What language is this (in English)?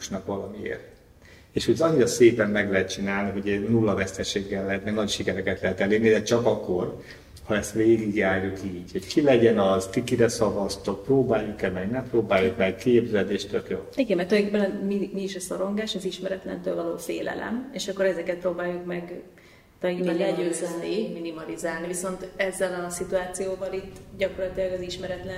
Hungarian